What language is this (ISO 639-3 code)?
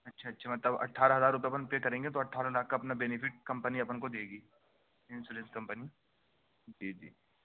urd